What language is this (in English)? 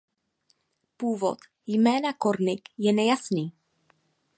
Czech